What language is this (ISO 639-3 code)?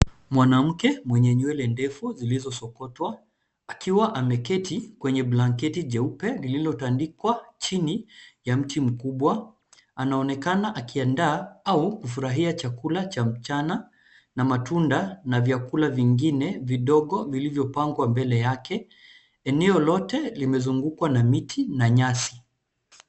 swa